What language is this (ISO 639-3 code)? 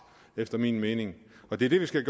dan